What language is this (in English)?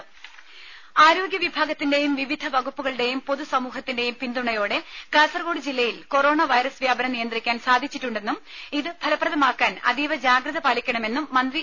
Malayalam